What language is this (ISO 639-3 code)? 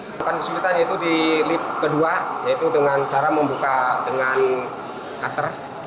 ind